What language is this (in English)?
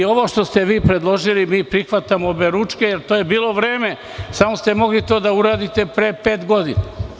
Serbian